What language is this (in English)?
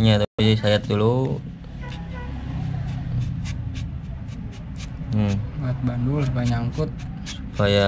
Indonesian